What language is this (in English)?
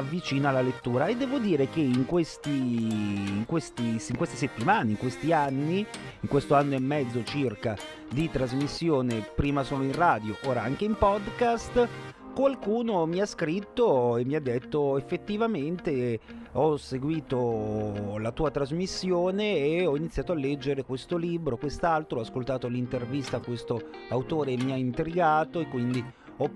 Italian